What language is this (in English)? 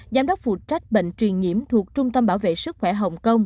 Vietnamese